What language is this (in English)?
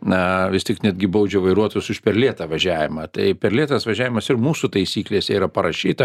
Lithuanian